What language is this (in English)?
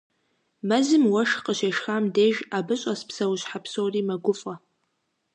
Kabardian